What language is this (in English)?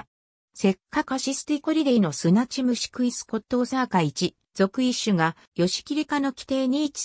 Japanese